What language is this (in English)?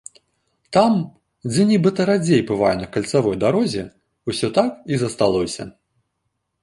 Belarusian